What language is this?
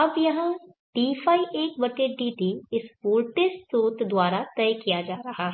Hindi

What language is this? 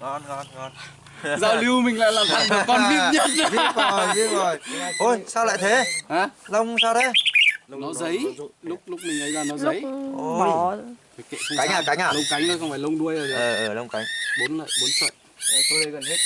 Vietnamese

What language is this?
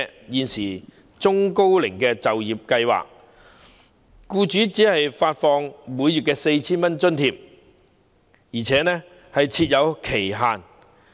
Cantonese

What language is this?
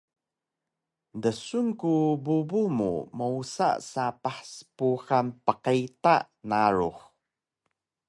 Taroko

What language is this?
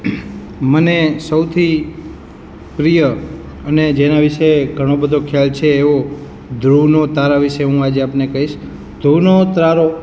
Gujarati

